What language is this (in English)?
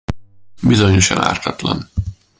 Hungarian